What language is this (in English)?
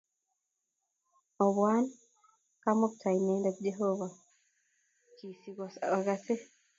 Kalenjin